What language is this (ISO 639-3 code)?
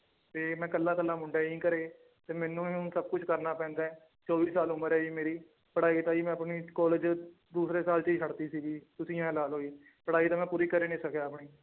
pan